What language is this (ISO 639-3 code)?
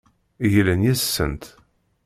kab